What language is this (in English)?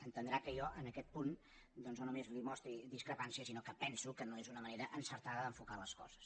Catalan